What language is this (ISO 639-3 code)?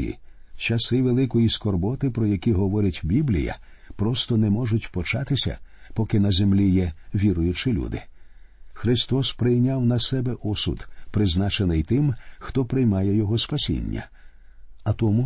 ukr